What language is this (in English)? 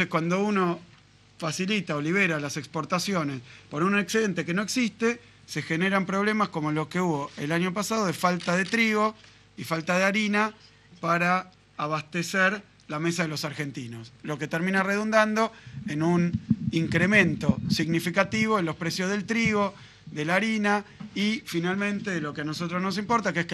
Spanish